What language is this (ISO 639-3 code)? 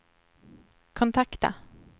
swe